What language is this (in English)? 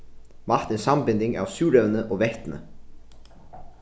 Faroese